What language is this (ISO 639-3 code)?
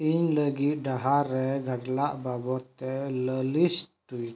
sat